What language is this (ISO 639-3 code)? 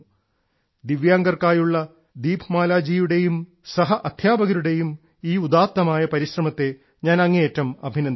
mal